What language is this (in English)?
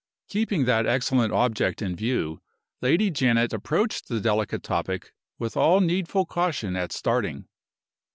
English